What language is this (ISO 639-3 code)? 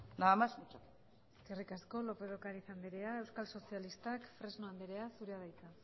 eus